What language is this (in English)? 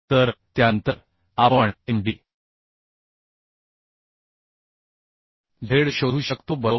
Marathi